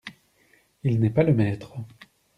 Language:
French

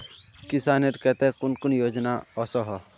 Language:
Magahi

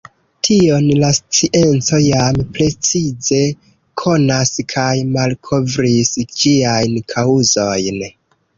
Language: Esperanto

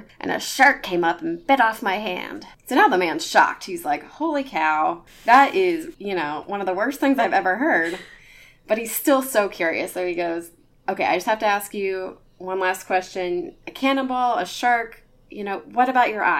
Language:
English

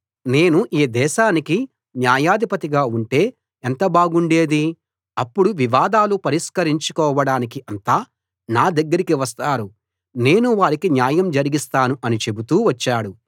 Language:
Telugu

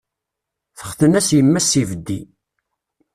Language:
Kabyle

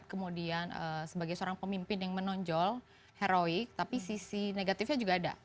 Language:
Indonesian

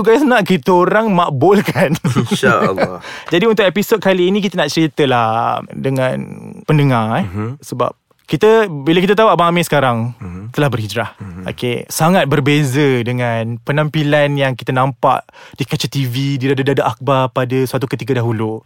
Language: Malay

